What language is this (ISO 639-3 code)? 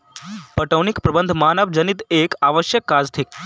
mai